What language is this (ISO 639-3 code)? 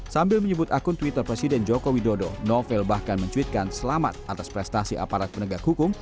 ind